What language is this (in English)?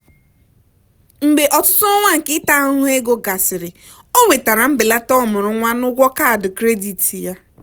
Igbo